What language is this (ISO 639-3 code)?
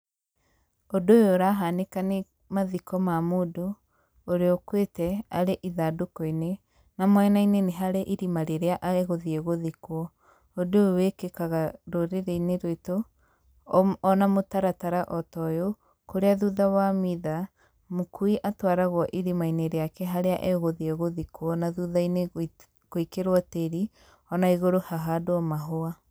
kik